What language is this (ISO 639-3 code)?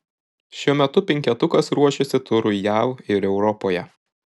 lit